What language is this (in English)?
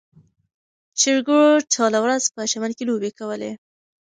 Pashto